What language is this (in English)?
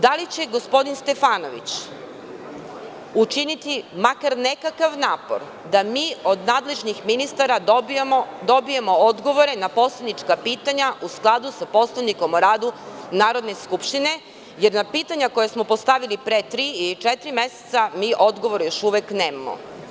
Serbian